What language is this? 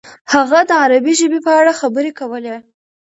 Pashto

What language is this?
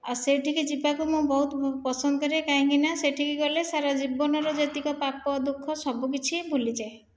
Odia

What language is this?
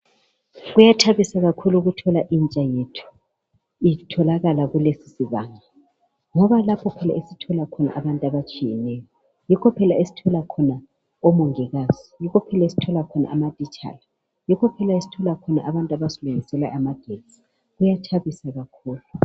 North Ndebele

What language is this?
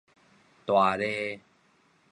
Min Nan Chinese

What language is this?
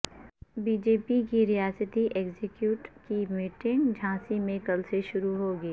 Urdu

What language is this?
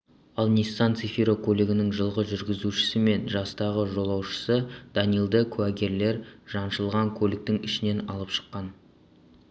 Kazakh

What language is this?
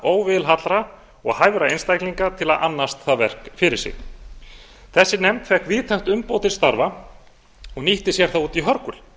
Icelandic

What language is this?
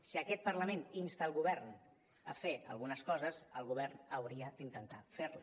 Catalan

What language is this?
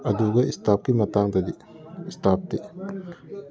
Manipuri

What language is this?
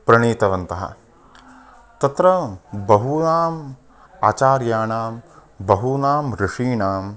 Sanskrit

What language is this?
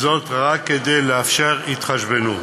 Hebrew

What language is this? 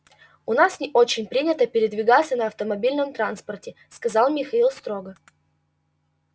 Russian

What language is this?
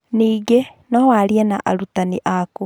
Kikuyu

